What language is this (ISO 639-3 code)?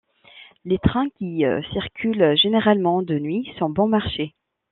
fra